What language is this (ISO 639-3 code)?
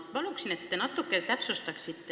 est